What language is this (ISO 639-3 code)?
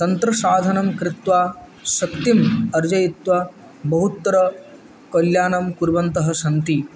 san